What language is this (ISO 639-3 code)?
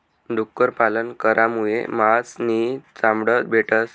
mar